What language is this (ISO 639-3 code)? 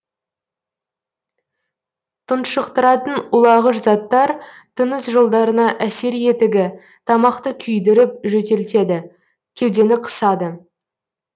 kaz